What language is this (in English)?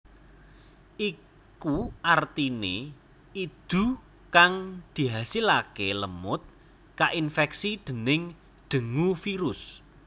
Javanese